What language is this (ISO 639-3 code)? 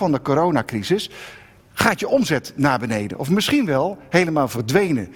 nld